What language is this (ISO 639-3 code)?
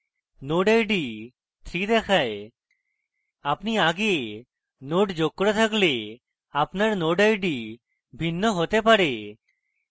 ben